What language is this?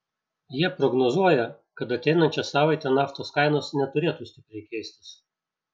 Lithuanian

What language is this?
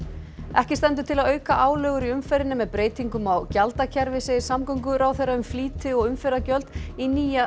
Icelandic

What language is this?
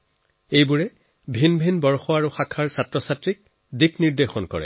Assamese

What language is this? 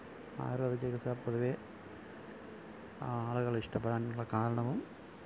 Malayalam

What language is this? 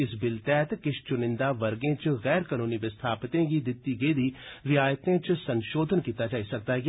Dogri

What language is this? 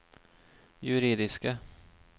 Norwegian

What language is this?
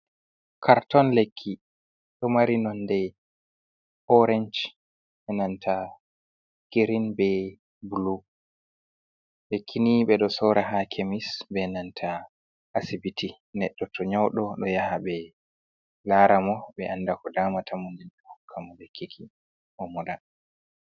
Fula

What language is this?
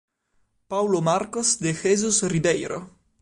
Italian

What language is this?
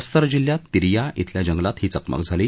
Marathi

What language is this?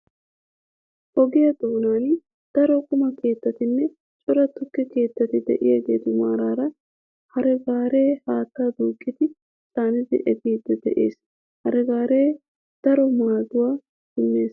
Wolaytta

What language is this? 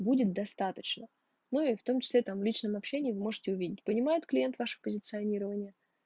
Russian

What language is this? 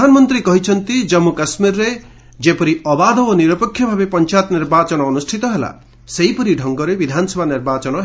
Odia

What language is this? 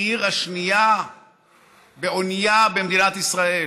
Hebrew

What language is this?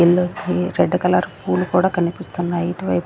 Telugu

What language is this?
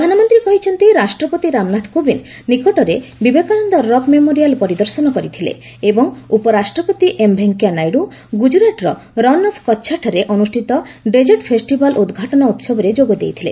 Odia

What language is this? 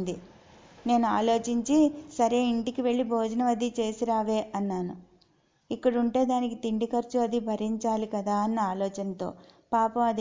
Telugu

